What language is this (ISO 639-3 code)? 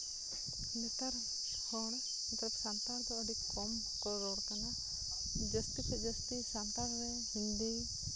sat